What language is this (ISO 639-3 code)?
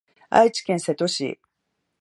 jpn